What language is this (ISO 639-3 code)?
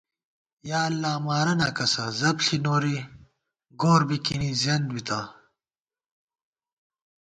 gwt